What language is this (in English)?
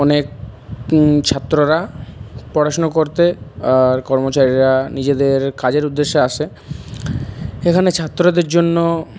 Bangla